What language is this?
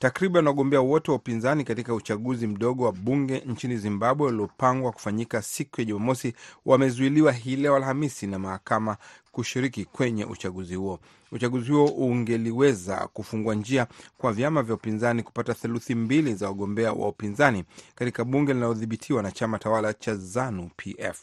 Swahili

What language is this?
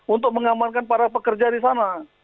Indonesian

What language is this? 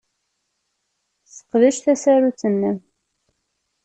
Kabyle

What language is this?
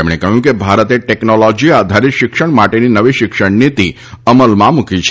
Gujarati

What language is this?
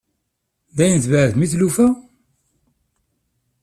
Kabyle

